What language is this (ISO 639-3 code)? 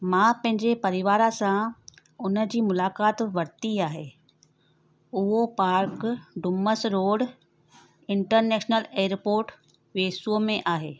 snd